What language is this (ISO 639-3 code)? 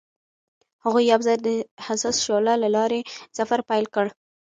pus